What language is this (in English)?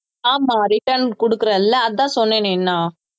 Tamil